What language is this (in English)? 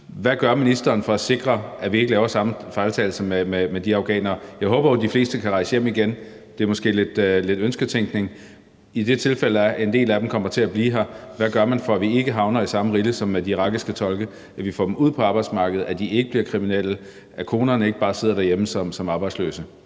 Danish